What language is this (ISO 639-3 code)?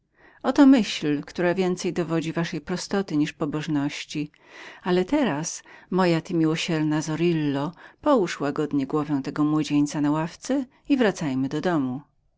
pol